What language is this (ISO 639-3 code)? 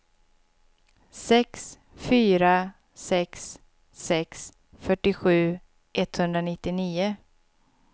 swe